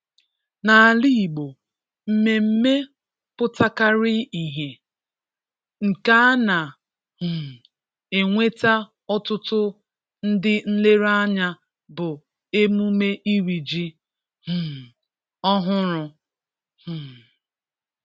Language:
Igbo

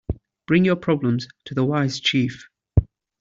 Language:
English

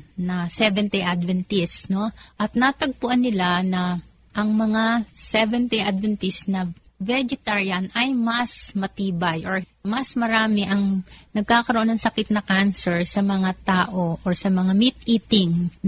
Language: Filipino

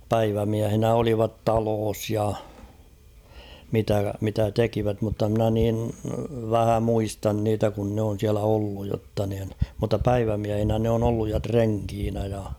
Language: Finnish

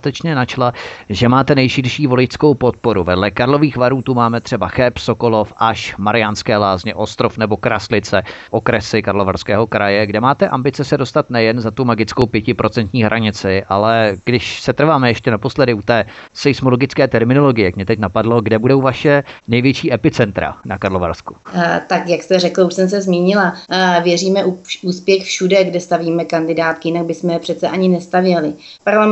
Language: Czech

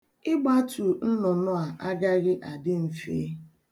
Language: Igbo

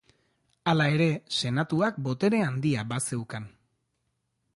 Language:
Basque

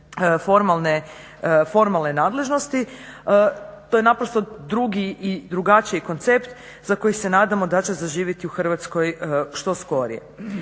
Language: Croatian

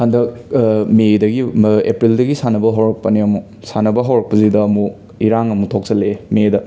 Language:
Manipuri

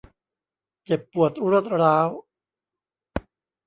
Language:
Thai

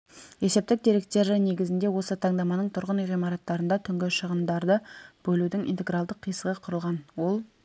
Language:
Kazakh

